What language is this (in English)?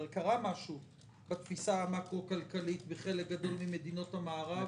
Hebrew